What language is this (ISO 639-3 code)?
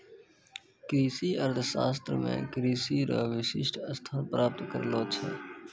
mai